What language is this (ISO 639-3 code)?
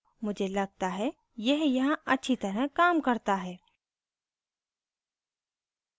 hin